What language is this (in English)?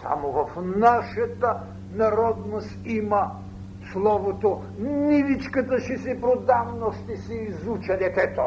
Bulgarian